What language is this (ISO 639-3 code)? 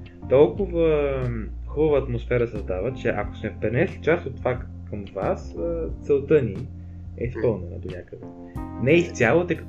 bul